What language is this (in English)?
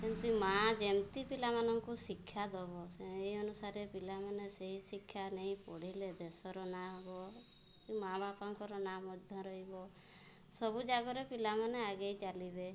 Odia